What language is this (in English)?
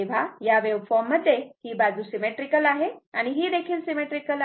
Marathi